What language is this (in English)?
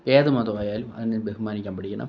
Malayalam